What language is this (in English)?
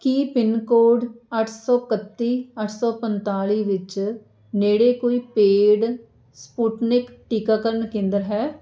Punjabi